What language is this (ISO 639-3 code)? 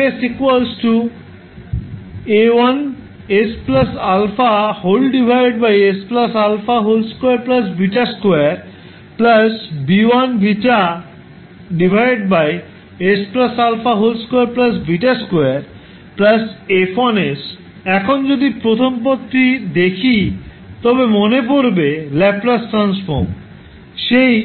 ben